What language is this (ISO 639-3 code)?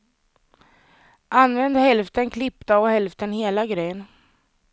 swe